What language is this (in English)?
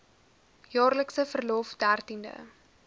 Afrikaans